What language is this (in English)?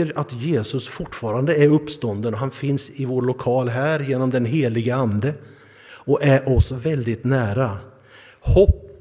Swedish